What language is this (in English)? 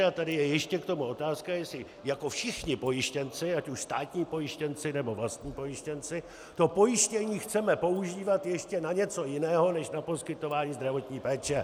Czech